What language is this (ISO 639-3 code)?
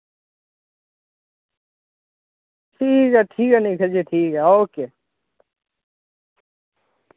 doi